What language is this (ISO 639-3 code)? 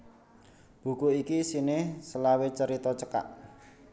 jav